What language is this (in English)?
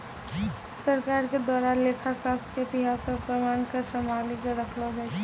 Maithili